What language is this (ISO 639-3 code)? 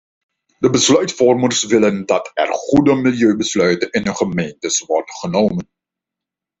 nld